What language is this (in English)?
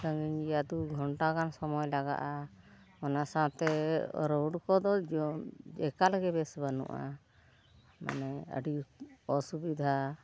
Santali